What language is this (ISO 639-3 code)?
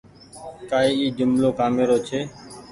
gig